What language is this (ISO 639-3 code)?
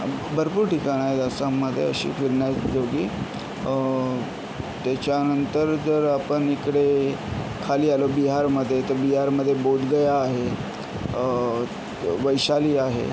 mar